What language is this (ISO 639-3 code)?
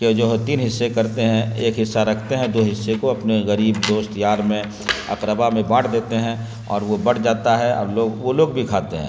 urd